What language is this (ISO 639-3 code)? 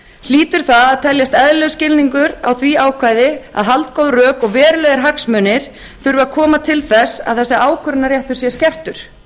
isl